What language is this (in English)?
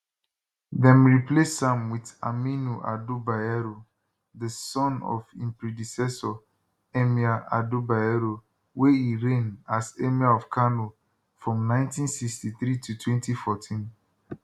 Nigerian Pidgin